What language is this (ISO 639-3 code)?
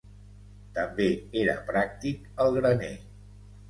cat